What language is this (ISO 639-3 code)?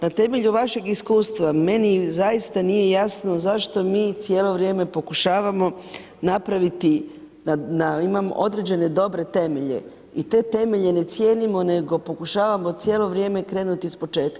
hrv